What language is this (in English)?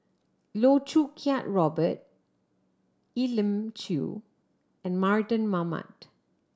English